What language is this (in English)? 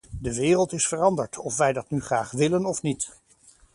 Dutch